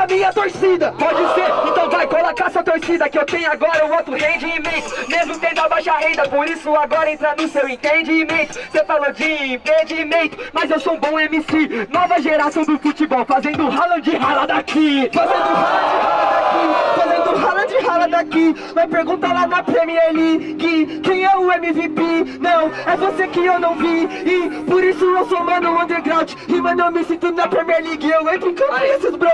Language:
Portuguese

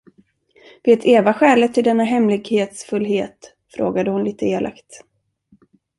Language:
Swedish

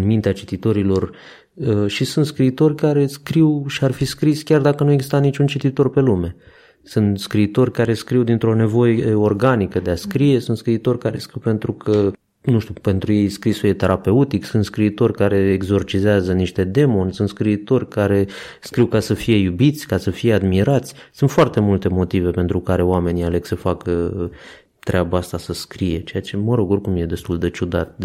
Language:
Romanian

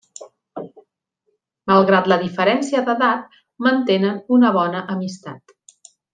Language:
Catalan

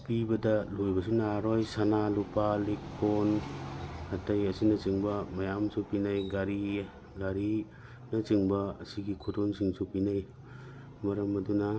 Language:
Manipuri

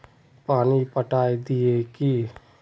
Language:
Magahi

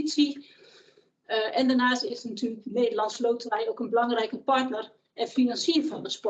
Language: Dutch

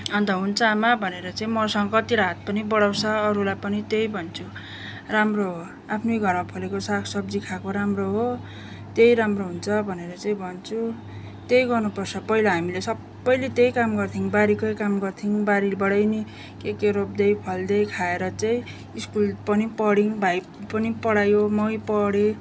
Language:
Nepali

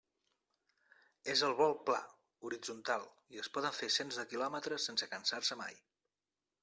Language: Catalan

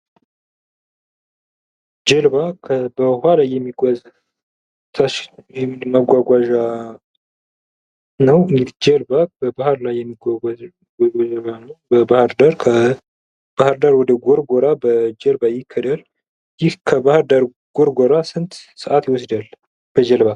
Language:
Amharic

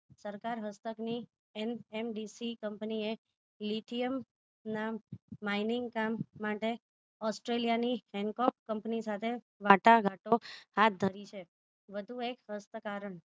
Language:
Gujarati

